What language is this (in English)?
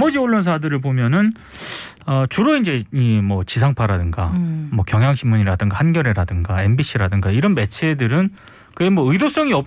Korean